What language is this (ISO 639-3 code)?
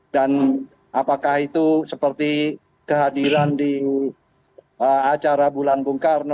ind